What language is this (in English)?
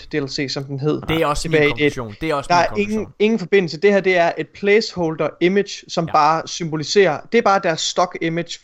Danish